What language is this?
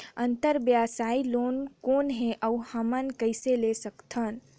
Chhattisgarhi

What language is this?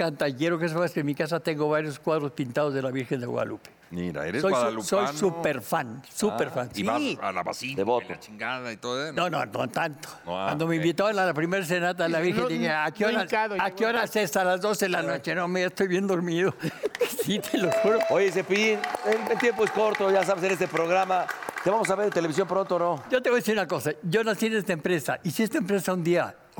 Spanish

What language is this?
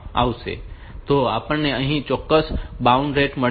Gujarati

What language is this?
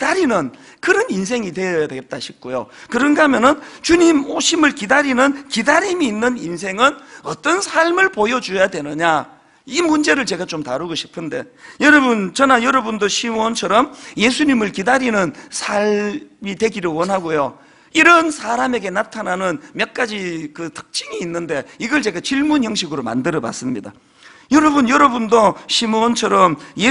Korean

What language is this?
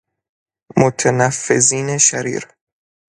Persian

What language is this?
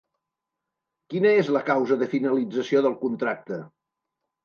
Catalan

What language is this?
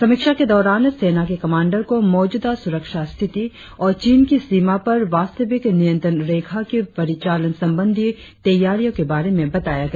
Hindi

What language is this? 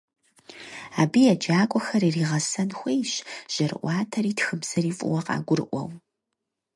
Kabardian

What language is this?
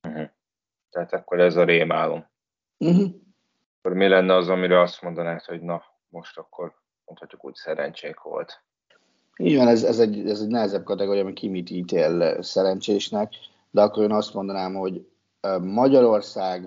Hungarian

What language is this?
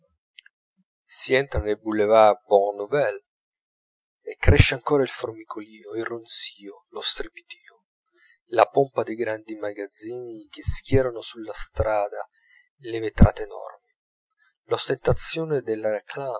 Italian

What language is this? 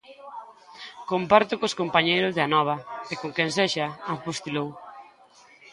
Galician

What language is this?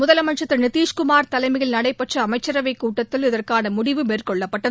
Tamil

